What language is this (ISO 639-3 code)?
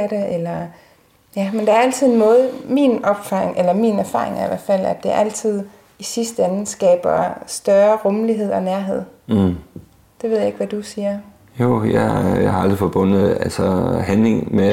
dan